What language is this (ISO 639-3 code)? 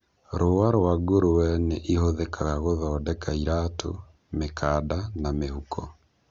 kik